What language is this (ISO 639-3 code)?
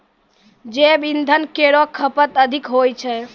mai